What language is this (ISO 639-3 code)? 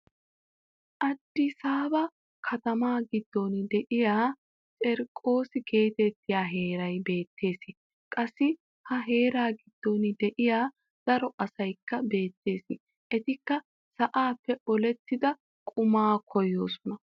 wal